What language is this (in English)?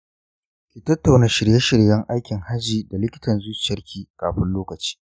Hausa